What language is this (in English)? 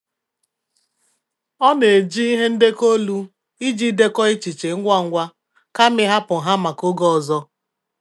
Igbo